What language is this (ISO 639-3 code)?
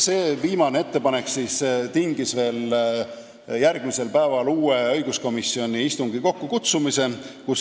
est